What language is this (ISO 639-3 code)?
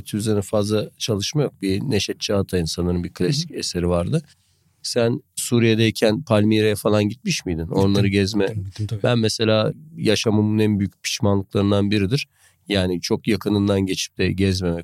tur